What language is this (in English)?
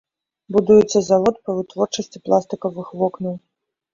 Belarusian